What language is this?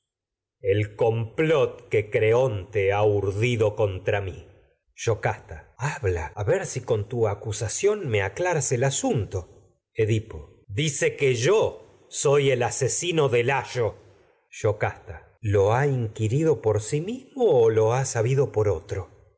Spanish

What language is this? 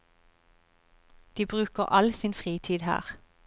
Norwegian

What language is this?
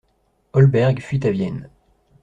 French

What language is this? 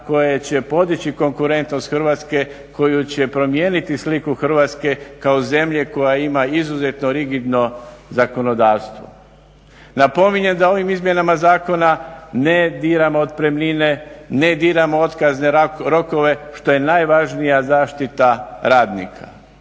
Croatian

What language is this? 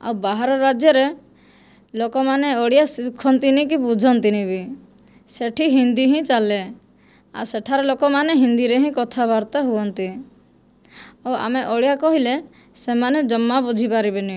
Odia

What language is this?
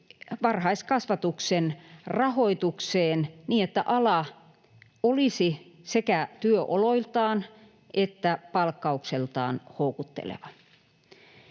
Finnish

